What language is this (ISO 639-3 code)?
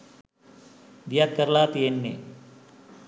sin